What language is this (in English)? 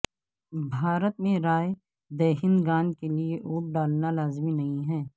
Urdu